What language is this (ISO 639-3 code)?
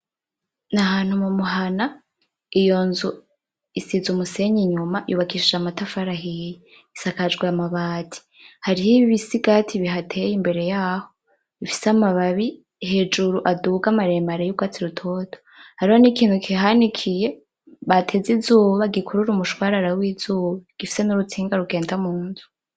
run